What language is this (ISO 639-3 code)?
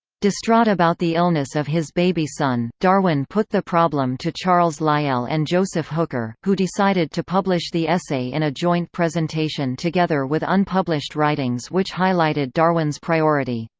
eng